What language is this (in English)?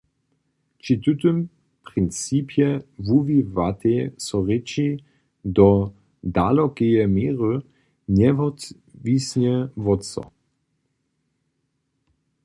Upper Sorbian